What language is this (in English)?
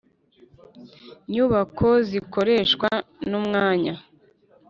Kinyarwanda